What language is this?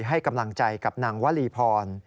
Thai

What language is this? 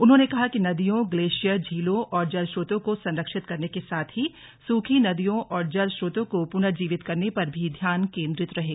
Hindi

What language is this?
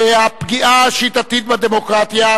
Hebrew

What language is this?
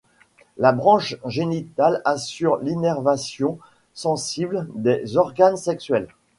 French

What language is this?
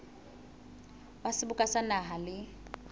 Southern Sotho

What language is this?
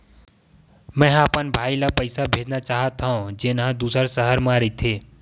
Chhattisgarhi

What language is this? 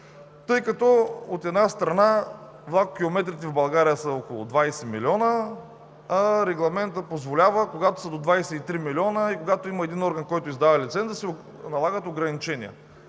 Bulgarian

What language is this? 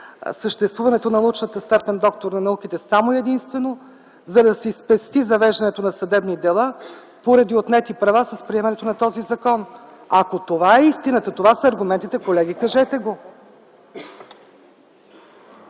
Bulgarian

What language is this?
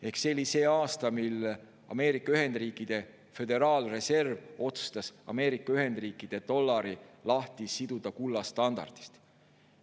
Estonian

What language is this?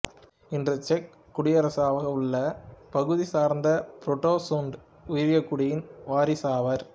Tamil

